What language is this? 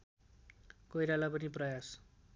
Nepali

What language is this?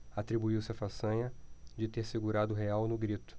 Portuguese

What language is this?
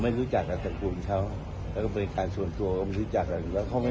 Thai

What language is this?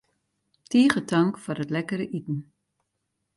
Western Frisian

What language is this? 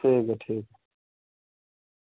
Dogri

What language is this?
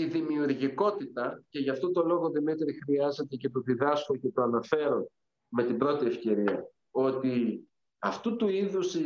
Greek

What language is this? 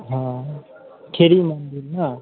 Maithili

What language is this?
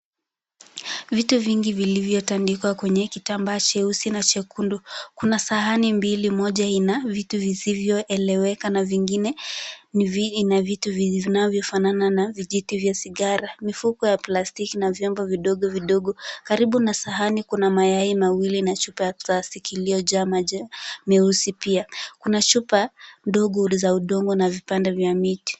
Swahili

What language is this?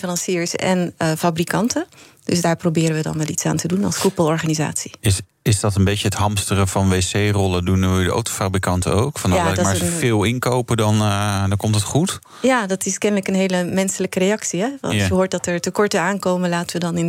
Dutch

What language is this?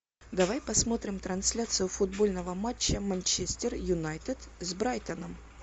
Russian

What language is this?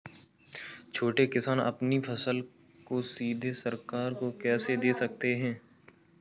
Hindi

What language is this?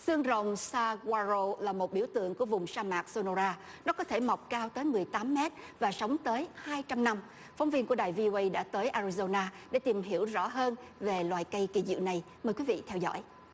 Vietnamese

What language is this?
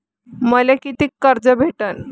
Marathi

